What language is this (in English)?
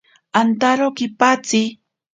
Ashéninka Perené